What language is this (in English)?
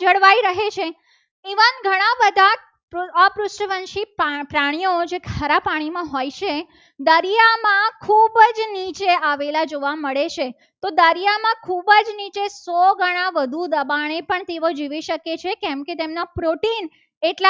Gujarati